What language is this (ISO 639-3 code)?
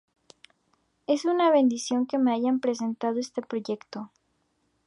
spa